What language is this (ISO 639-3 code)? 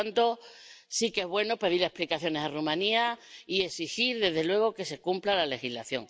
spa